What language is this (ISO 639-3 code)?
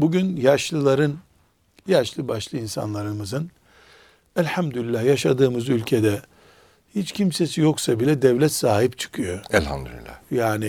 tur